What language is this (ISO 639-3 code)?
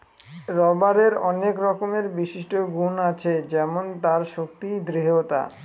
ben